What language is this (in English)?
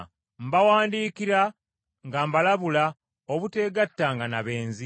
Ganda